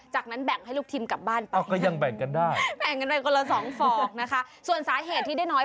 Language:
Thai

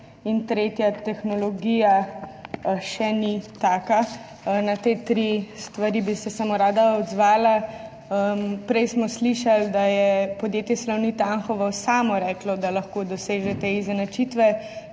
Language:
Slovenian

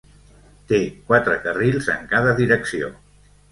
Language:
Catalan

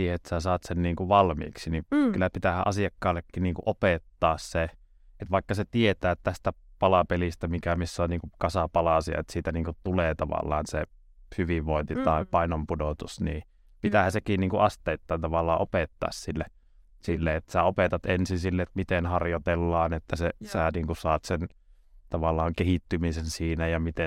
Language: Finnish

